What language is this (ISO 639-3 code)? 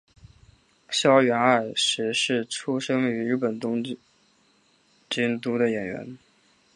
zho